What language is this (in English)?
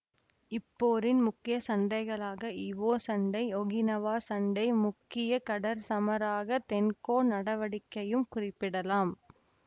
Tamil